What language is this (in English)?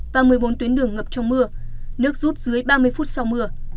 Vietnamese